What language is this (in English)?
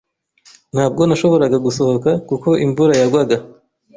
Kinyarwanda